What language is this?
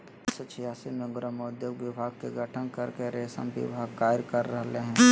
Magahi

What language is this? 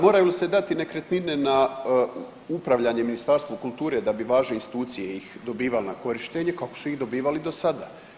Croatian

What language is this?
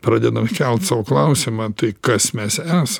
Lithuanian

